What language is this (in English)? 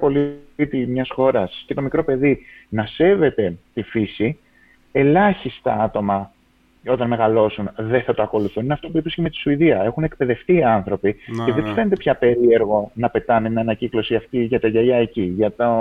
Greek